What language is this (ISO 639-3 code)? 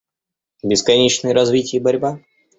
rus